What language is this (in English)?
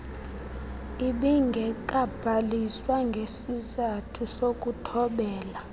Xhosa